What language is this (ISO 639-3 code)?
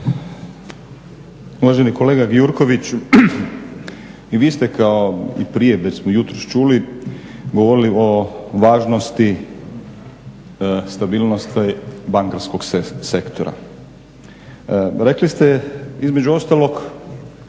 hrv